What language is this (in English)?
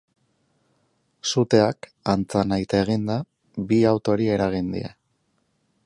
Basque